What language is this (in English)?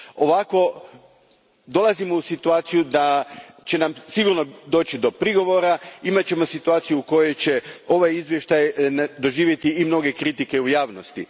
Croatian